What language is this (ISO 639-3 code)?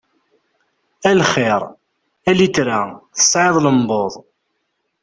kab